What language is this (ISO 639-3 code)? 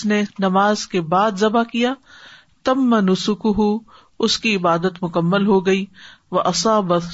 urd